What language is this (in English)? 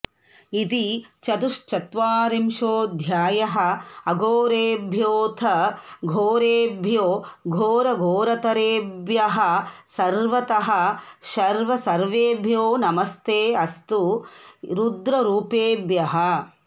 Sanskrit